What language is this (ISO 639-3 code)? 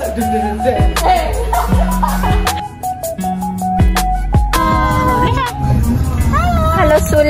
ind